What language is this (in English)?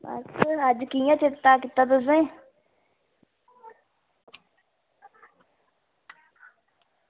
Dogri